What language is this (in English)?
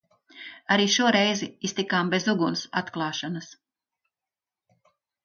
Latvian